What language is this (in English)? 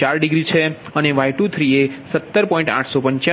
Gujarati